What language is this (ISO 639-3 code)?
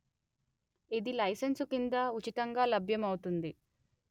tel